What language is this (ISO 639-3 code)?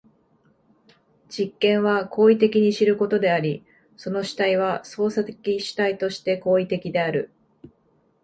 jpn